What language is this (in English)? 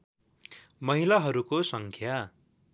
Nepali